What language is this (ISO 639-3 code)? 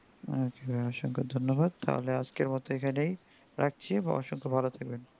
ben